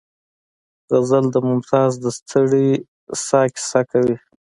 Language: Pashto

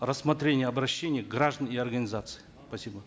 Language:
Kazakh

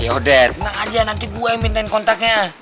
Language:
Indonesian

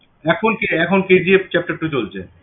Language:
Bangla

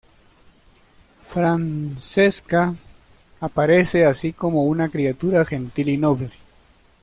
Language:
Spanish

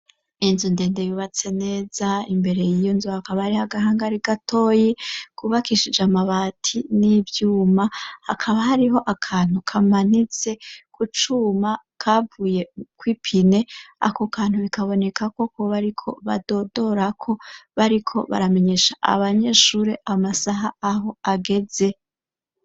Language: Rundi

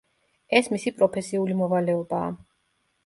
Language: Georgian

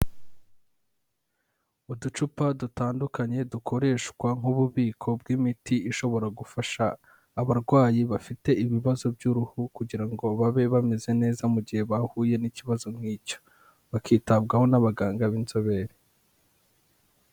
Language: Kinyarwanda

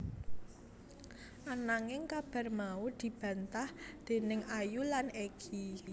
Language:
Javanese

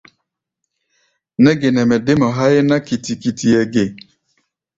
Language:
Gbaya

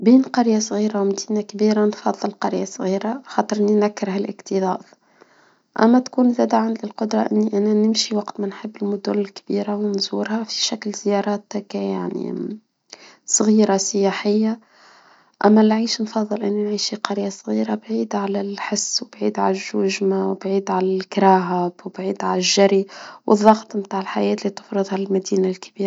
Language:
Tunisian Arabic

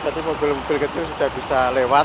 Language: Indonesian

